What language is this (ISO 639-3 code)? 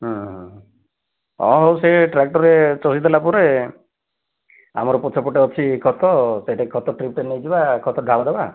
ori